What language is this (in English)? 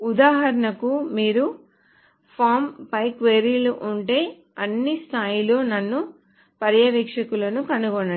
Telugu